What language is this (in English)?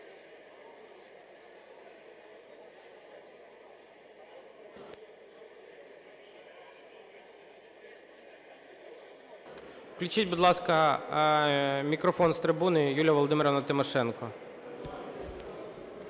Ukrainian